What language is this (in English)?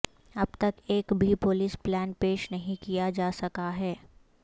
Urdu